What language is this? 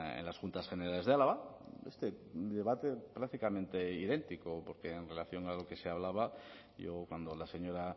Spanish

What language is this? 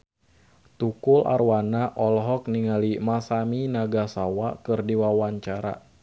Sundanese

